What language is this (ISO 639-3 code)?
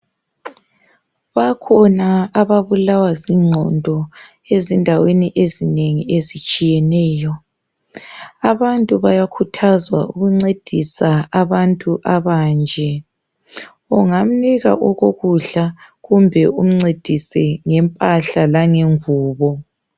nde